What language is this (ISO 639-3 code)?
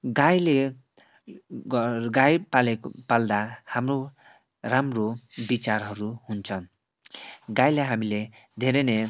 nep